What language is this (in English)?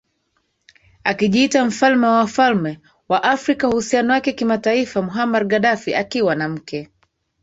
Swahili